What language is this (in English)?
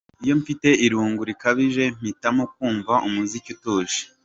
Kinyarwanda